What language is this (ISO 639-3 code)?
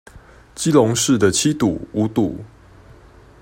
zho